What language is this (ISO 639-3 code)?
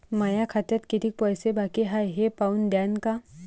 mar